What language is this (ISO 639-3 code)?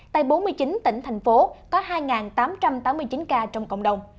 vie